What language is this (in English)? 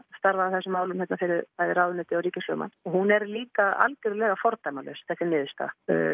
Icelandic